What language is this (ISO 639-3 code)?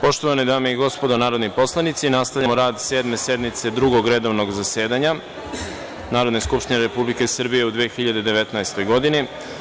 srp